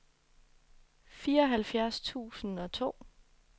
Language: Danish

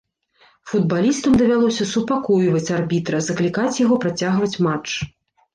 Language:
Belarusian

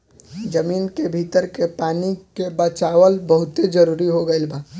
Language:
Bhojpuri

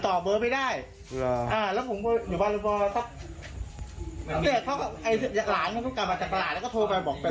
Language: Thai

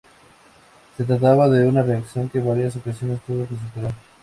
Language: Spanish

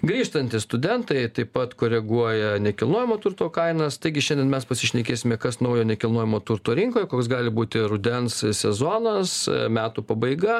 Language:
Lithuanian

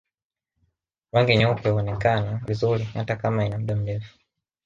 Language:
Swahili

